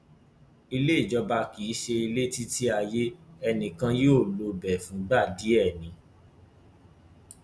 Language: Yoruba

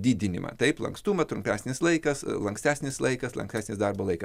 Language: Lithuanian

